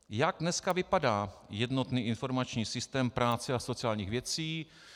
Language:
Czech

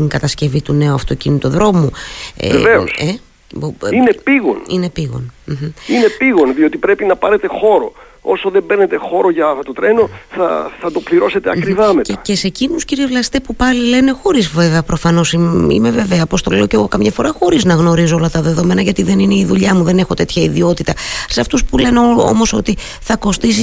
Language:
Greek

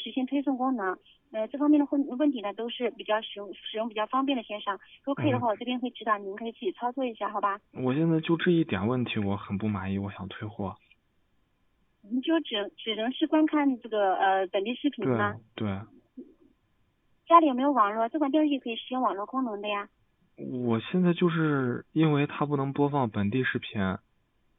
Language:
Chinese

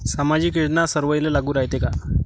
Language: Marathi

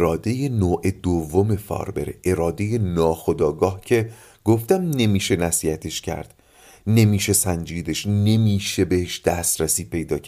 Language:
Persian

